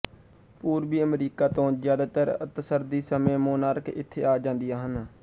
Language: Punjabi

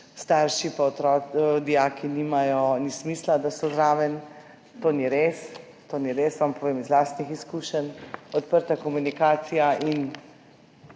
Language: Slovenian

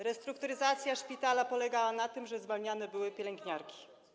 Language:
Polish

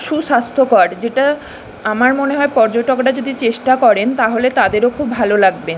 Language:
Bangla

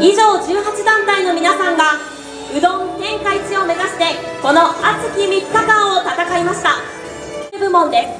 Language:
Japanese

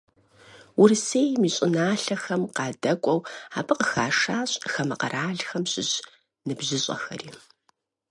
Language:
Kabardian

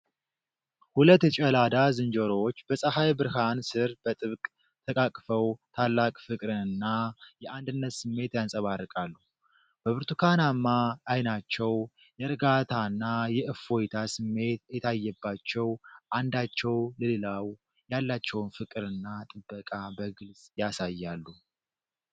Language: Amharic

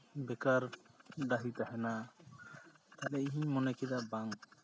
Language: Santali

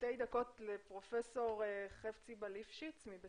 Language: Hebrew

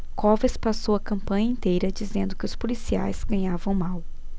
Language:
Portuguese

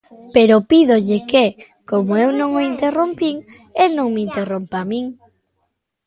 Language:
Galician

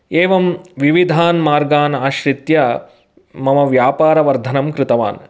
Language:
Sanskrit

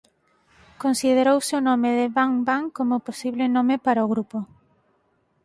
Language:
Galician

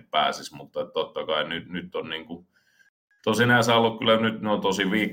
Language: Finnish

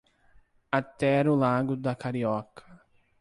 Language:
Portuguese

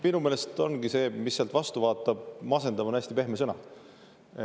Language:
Estonian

